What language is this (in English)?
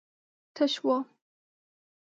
Pashto